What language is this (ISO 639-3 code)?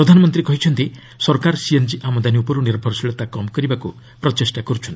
ori